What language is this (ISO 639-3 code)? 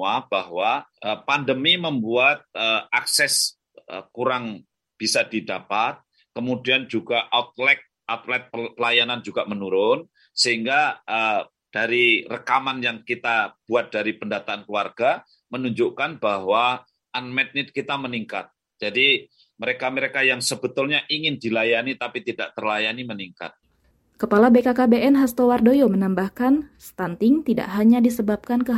ind